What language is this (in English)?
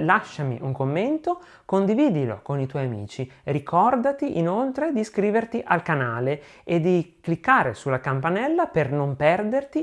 Italian